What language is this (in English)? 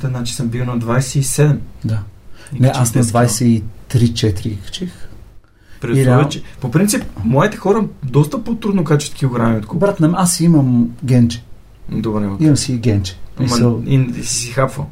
Bulgarian